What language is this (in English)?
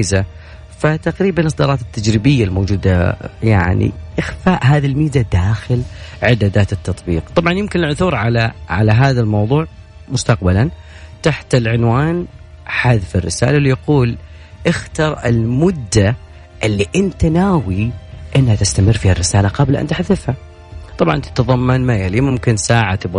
Arabic